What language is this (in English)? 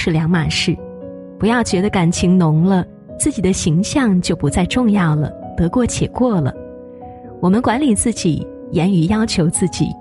Chinese